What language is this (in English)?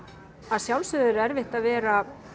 Icelandic